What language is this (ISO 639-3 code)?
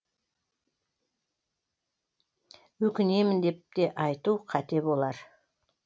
kaz